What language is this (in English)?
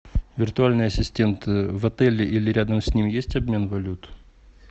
Russian